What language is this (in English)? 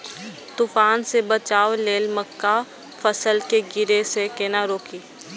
Maithili